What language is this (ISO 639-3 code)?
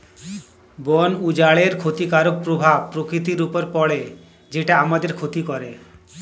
ben